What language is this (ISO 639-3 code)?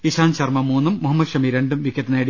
mal